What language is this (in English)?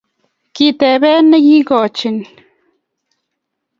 Kalenjin